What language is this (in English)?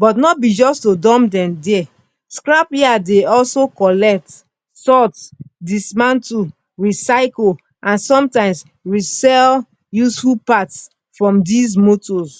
Nigerian Pidgin